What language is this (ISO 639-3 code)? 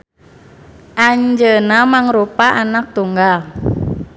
sun